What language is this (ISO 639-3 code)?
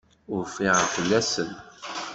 kab